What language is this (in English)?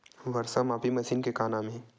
Chhattisgarhi